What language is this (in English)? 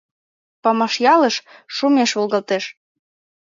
Mari